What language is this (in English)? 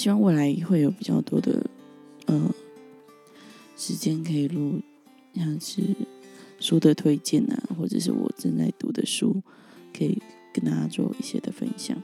Chinese